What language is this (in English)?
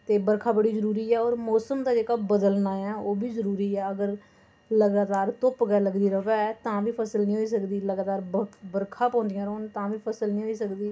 Dogri